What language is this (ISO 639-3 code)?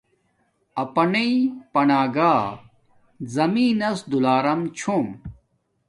dmk